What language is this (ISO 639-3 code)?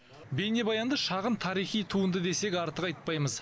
kaz